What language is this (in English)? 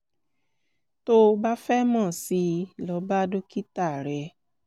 Yoruba